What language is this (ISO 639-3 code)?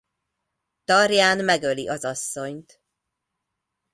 hun